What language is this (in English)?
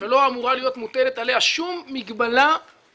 Hebrew